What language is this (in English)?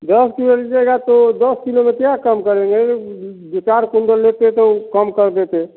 Hindi